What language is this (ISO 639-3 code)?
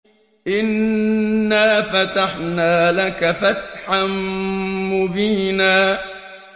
ara